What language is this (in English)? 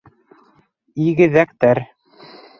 Bashkir